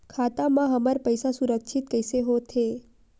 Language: Chhattisgarhi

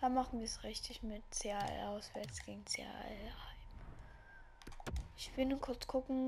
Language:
German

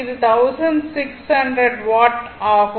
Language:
Tamil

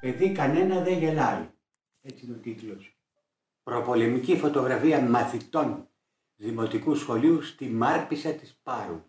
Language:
Greek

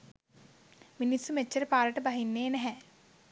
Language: Sinhala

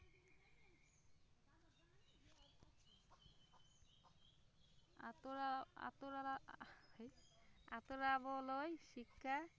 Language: Assamese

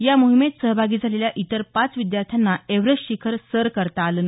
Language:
Marathi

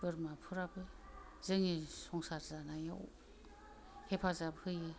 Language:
Bodo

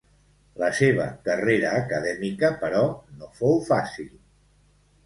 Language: Catalan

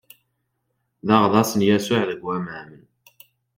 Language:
Kabyle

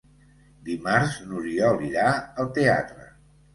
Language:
Catalan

